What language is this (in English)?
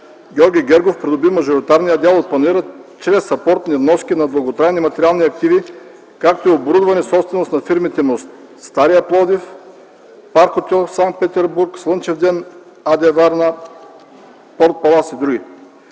Bulgarian